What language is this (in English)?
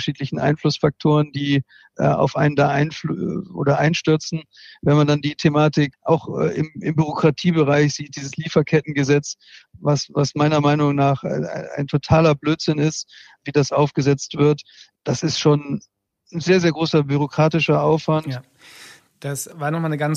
German